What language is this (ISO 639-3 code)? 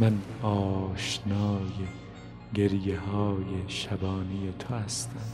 fas